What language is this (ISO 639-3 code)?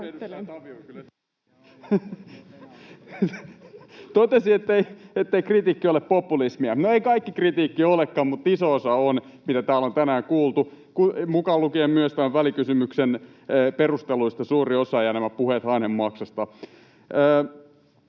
fin